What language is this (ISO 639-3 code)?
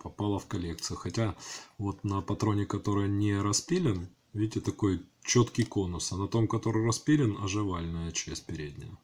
rus